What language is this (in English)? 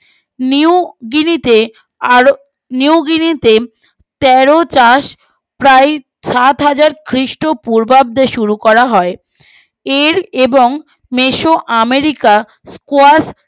Bangla